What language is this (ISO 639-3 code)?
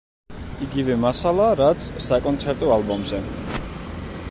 kat